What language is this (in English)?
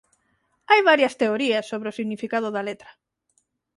Galician